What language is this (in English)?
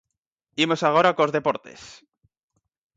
Galician